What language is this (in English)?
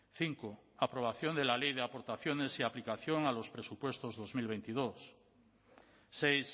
Spanish